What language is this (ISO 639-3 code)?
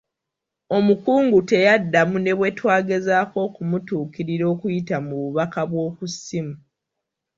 lug